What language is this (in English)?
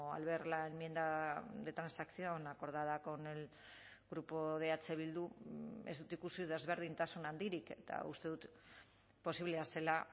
Basque